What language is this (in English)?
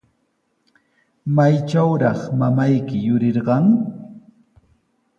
Sihuas Ancash Quechua